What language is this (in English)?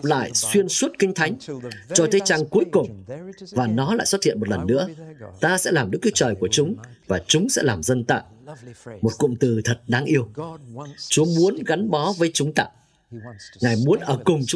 Vietnamese